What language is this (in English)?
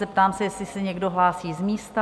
Czech